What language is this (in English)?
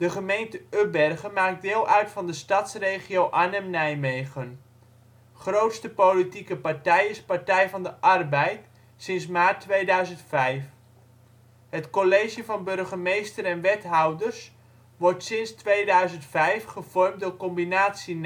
Dutch